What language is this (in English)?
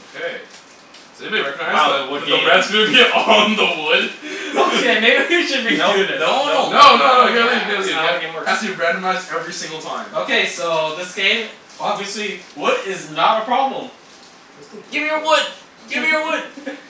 English